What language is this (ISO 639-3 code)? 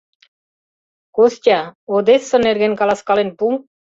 chm